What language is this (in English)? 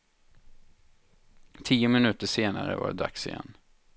Swedish